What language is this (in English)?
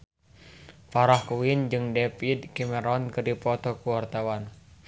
Sundanese